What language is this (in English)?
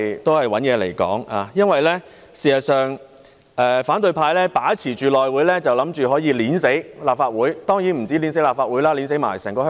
Cantonese